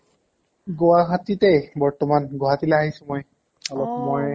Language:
Assamese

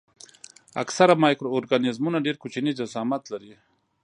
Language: Pashto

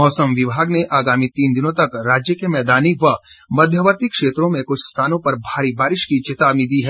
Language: Hindi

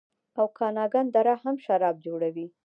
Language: Pashto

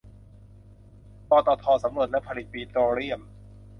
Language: Thai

